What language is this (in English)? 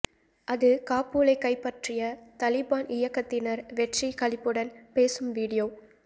Tamil